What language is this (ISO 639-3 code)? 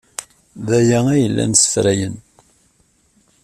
kab